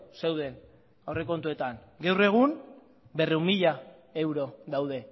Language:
Basque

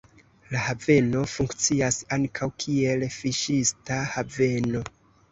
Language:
Esperanto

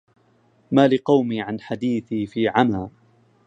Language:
Arabic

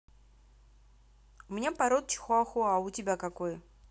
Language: Russian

